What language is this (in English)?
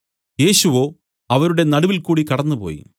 Malayalam